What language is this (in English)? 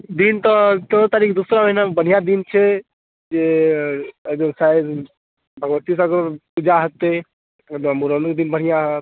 Maithili